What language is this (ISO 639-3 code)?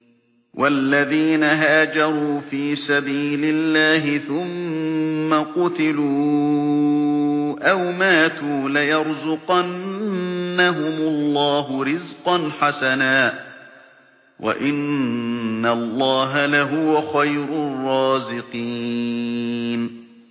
ara